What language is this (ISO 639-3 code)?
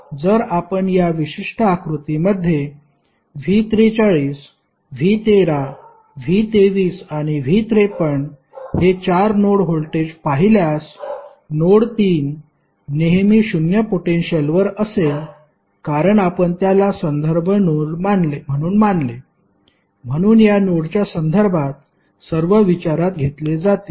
mar